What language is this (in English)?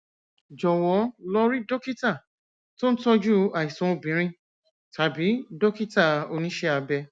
Yoruba